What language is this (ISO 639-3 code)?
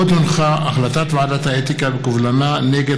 heb